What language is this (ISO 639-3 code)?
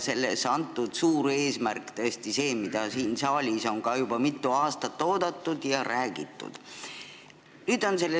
est